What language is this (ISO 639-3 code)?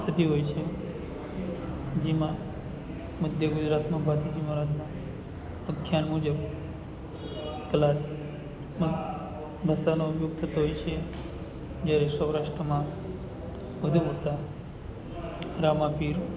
guj